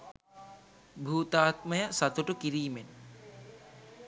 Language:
Sinhala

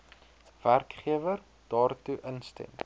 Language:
Afrikaans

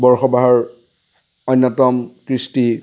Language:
Assamese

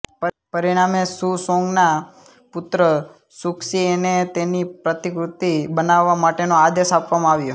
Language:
Gujarati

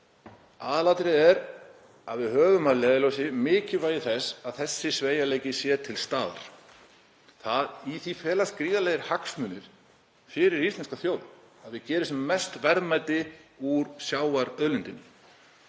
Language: Icelandic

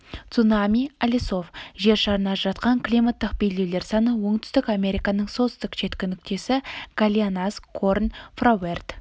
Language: Kazakh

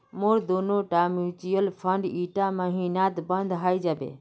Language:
Magahi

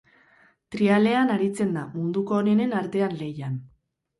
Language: Basque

